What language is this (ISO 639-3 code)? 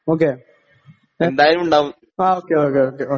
mal